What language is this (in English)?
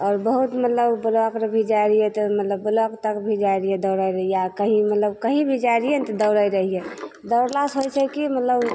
Maithili